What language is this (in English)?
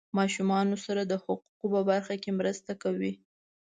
Pashto